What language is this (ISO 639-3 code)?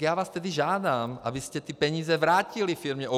ces